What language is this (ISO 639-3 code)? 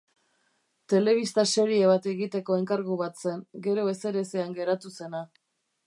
eus